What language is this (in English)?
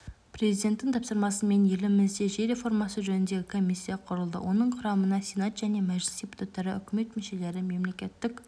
Kazakh